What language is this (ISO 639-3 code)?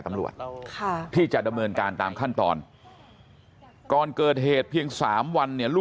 tha